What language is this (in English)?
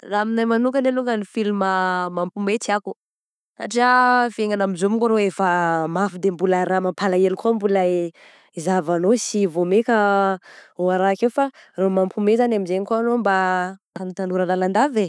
Southern Betsimisaraka Malagasy